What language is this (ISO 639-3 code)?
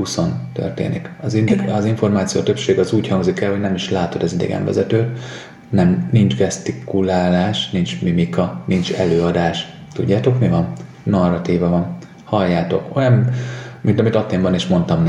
hun